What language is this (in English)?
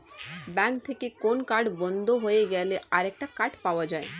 Bangla